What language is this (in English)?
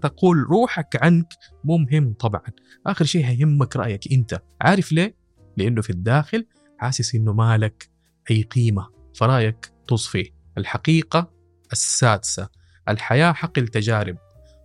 Arabic